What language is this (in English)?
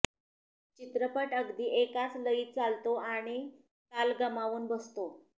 Marathi